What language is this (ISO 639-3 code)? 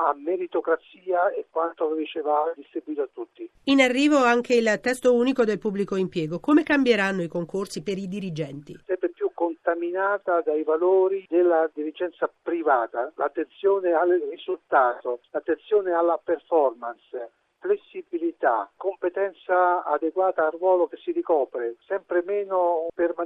ita